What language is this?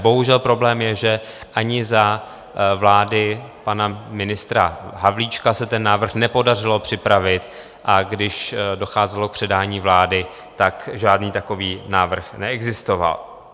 Czech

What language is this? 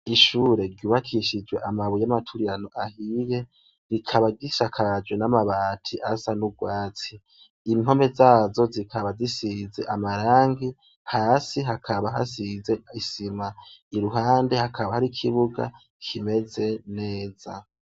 Rundi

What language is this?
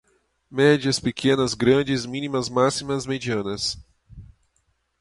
Portuguese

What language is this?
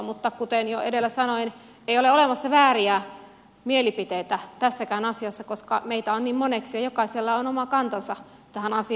Finnish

